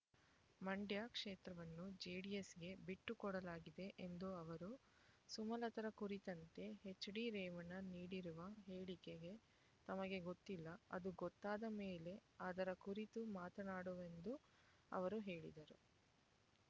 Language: Kannada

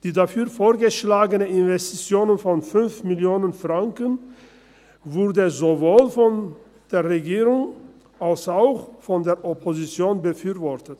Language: Swiss German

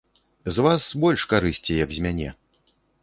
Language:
Belarusian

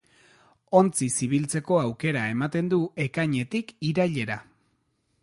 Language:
Basque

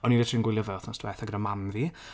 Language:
Welsh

